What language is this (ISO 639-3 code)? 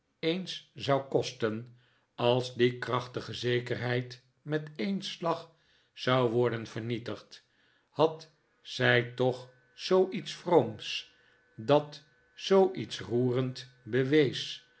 nld